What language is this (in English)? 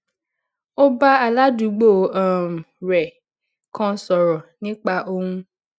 Yoruba